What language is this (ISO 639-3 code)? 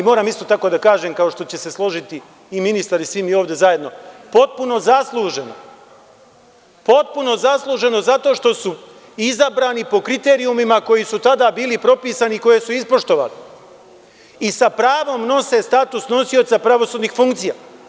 srp